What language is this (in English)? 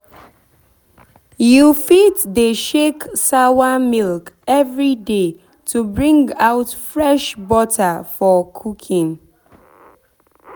Nigerian Pidgin